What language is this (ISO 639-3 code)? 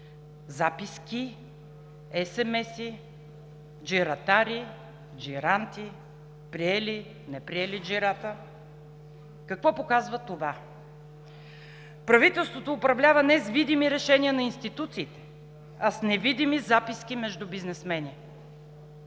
bul